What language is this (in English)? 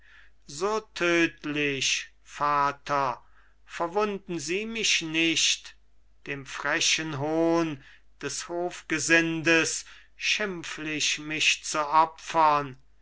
German